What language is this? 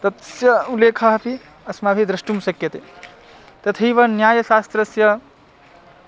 Sanskrit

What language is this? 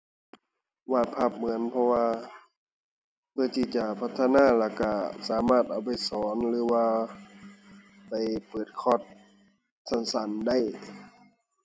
Thai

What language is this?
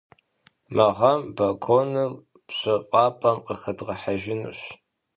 Kabardian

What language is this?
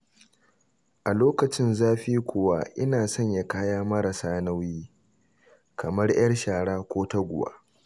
Hausa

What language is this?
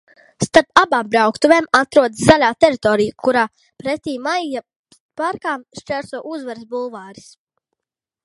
Latvian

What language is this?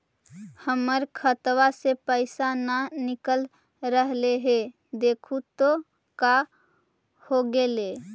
Magahi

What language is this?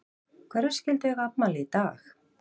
Icelandic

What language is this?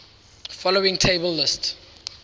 English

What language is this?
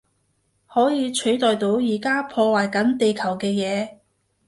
Cantonese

